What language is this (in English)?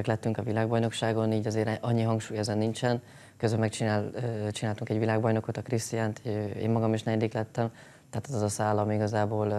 Hungarian